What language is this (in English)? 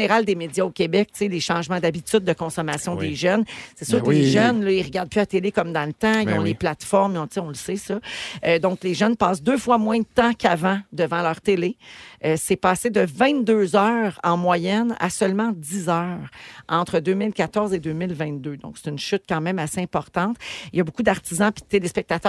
French